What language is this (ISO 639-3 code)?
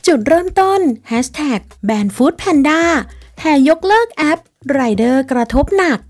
tha